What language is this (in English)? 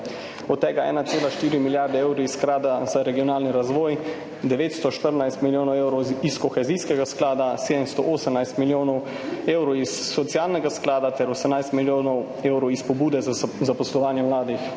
Slovenian